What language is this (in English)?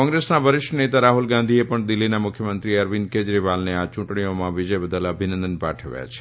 Gujarati